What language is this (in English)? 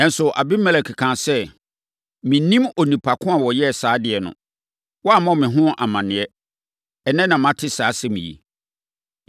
Akan